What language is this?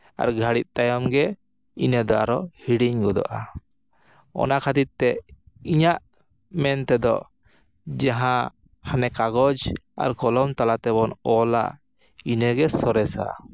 Santali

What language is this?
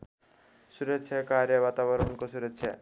Nepali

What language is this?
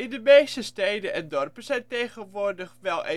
Dutch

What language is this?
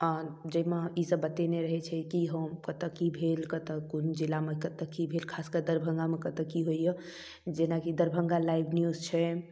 Maithili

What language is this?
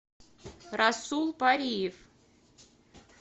Russian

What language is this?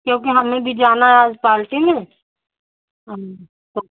Hindi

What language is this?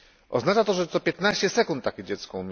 Polish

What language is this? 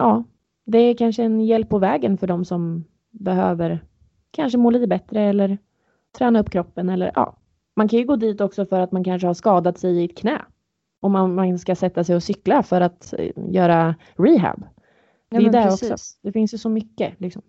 Swedish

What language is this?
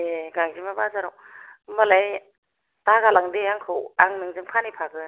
Bodo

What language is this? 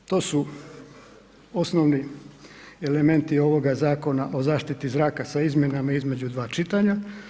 Croatian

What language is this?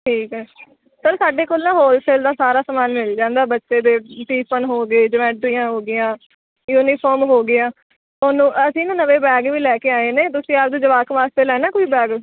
Punjabi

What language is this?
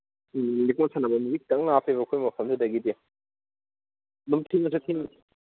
Manipuri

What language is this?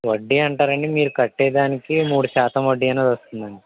Telugu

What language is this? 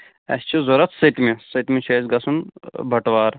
Kashmiri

